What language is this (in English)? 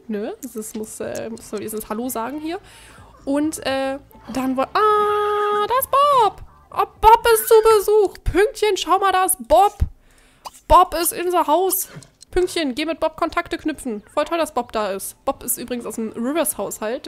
German